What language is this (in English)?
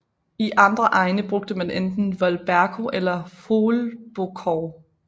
Danish